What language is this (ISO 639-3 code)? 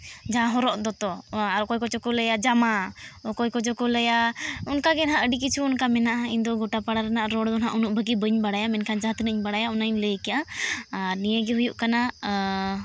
sat